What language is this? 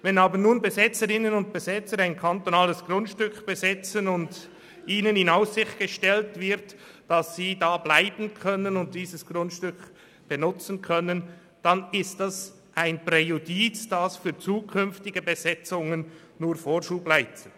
Swiss German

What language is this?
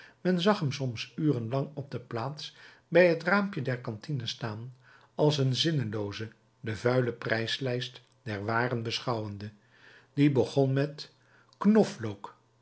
Dutch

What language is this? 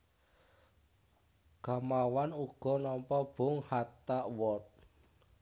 Javanese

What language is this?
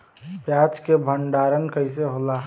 Bhojpuri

